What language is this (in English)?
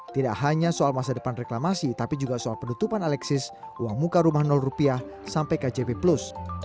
Indonesian